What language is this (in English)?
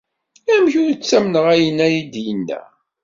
Kabyle